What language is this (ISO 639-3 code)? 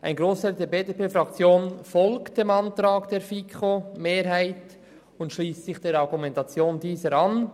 gsw